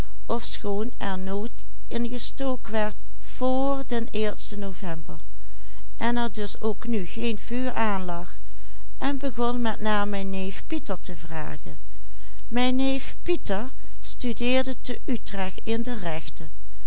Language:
Dutch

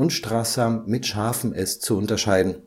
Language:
German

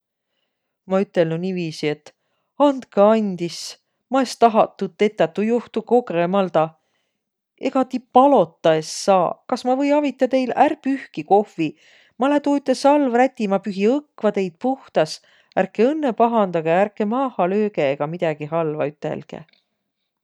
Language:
Võro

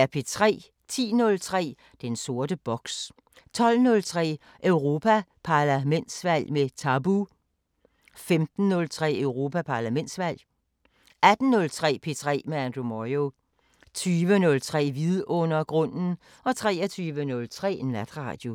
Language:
Danish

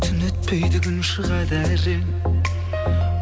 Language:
Kazakh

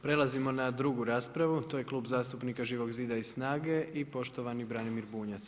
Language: Croatian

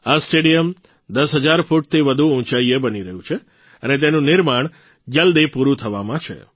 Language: Gujarati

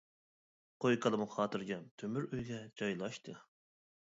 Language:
Uyghur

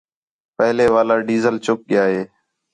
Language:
Khetrani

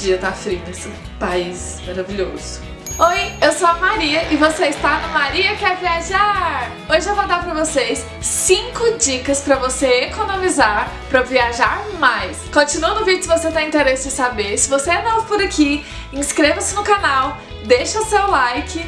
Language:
Portuguese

